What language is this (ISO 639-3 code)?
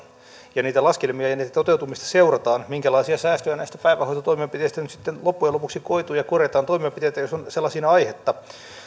fin